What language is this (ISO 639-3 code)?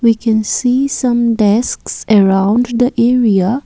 eng